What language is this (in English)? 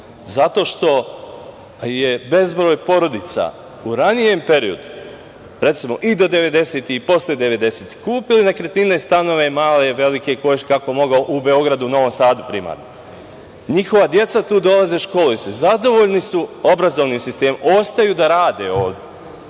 Serbian